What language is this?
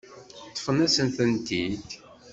Kabyle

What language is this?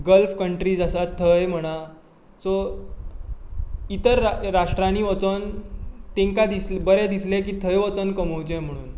Konkani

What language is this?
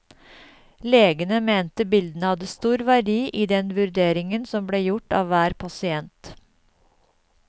Norwegian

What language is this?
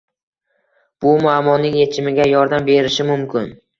Uzbek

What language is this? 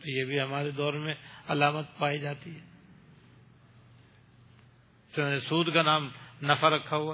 Urdu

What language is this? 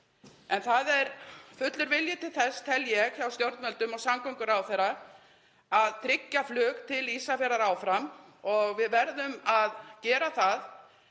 Icelandic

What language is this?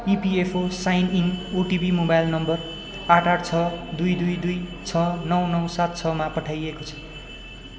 Nepali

